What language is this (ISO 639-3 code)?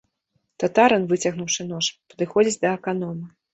bel